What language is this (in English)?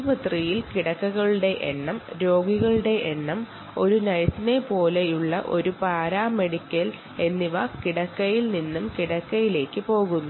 Malayalam